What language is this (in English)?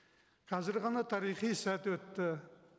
Kazakh